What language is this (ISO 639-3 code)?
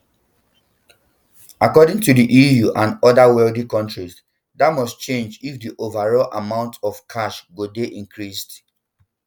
pcm